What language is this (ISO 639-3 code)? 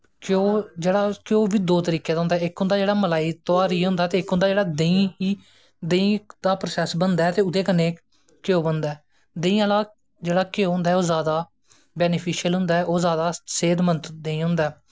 doi